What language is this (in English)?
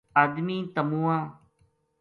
Gujari